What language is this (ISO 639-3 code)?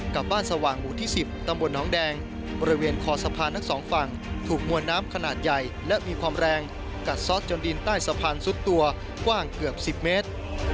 tha